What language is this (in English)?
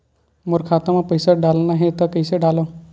Chhattisgarhi